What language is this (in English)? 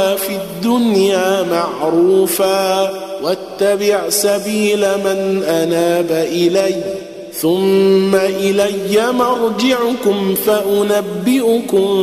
Arabic